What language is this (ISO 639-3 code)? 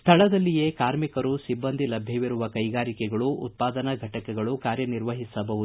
kan